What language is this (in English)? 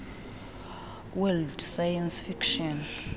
Xhosa